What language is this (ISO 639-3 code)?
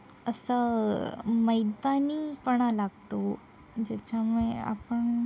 mar